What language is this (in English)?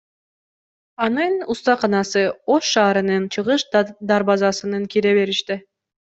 Kyrgyz